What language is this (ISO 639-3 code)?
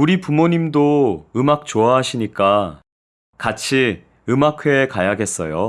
kor